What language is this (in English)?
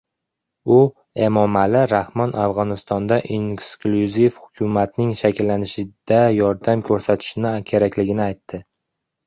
Uzbek